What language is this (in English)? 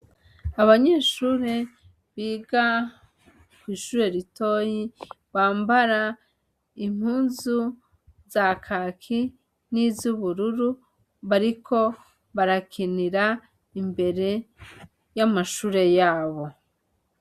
Rundi